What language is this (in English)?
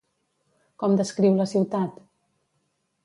Catalan